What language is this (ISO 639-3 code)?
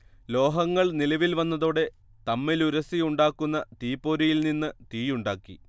mal